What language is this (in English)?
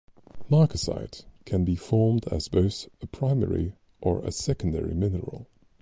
English